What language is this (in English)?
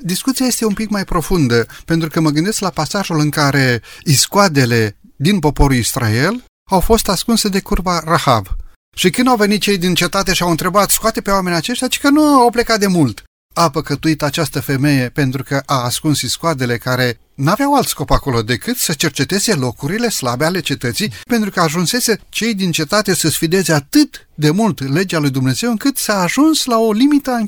Romanian